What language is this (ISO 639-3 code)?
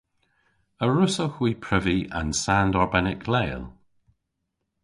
cor